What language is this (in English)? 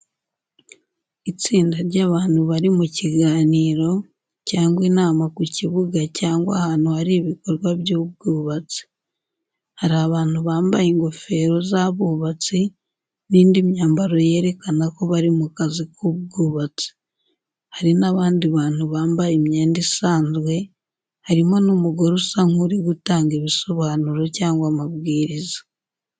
Kinyarwanda